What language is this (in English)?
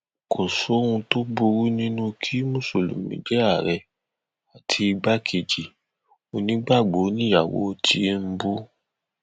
Yoruba